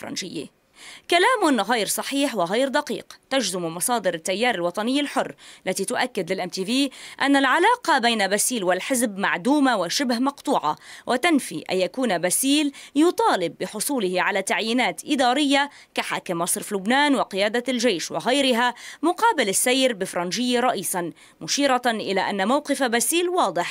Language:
Arabic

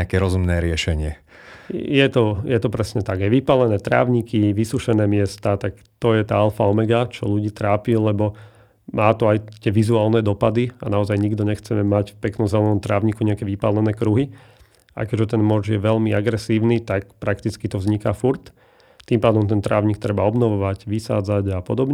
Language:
Slovak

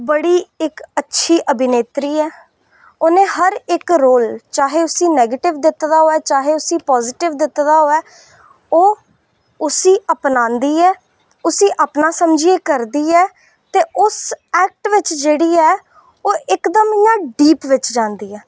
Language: Dogri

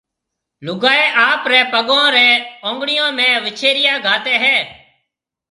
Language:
Marwari (Pakistan)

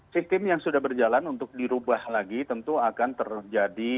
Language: Indonesian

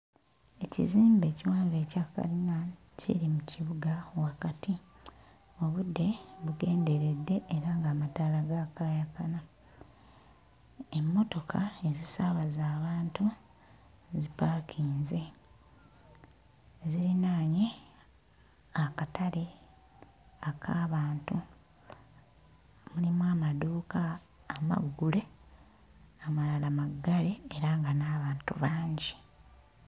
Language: Ganda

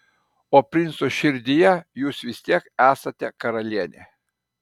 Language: Lithuanian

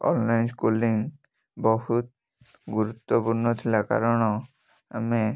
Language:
Odia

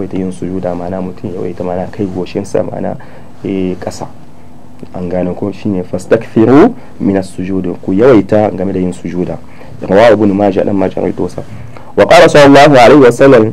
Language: Arabic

